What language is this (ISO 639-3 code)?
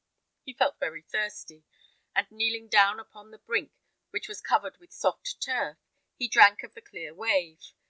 eng